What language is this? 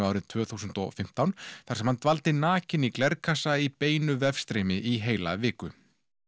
Icelandic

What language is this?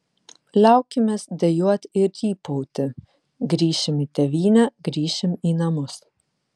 Lithuanian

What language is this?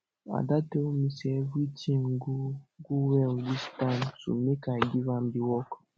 Nigerian Pidgin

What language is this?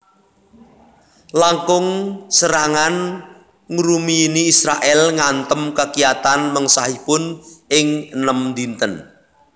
Javanese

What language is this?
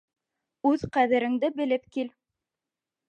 Bashkir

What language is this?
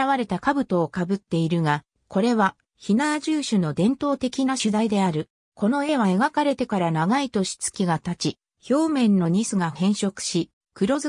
Japanese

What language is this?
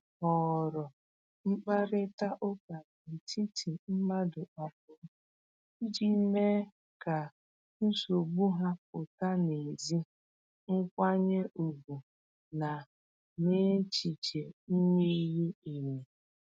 Igbo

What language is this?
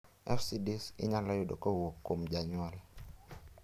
Luo (Kenya and Tanzania)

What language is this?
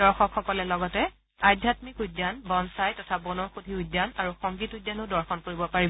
Assamese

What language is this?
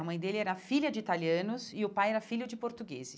Portuguese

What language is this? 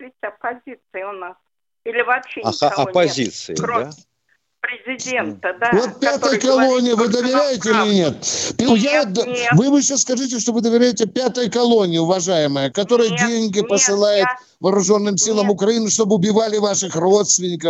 Russian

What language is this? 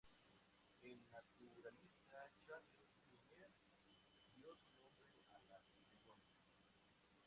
Spanish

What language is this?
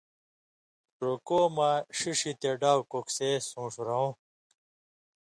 Indus Kohistani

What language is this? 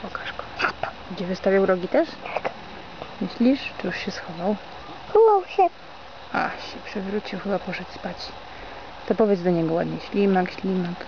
Polish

